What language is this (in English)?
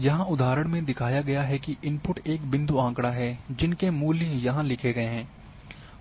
Hindi